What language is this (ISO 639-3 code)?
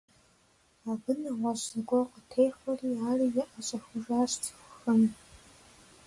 kbd